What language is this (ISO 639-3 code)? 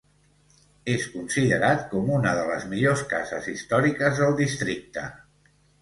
cat